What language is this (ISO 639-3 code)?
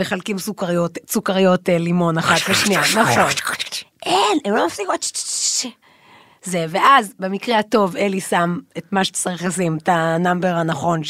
heb